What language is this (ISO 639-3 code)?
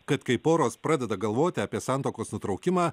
lit